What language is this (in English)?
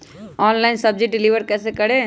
Magahi